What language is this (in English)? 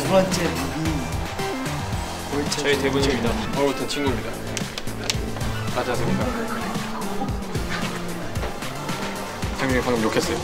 Korean